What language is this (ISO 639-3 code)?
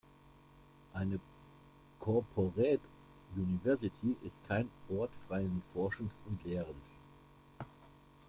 deu